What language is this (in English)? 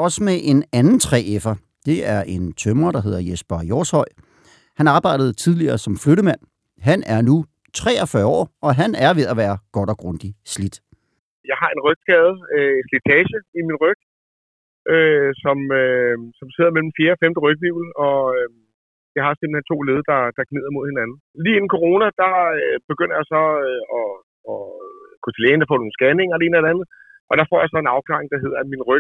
Danish